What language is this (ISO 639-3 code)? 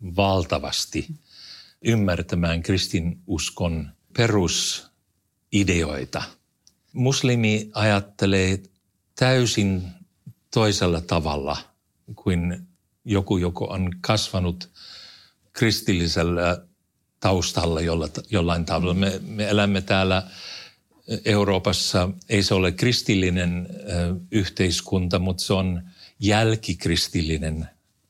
fin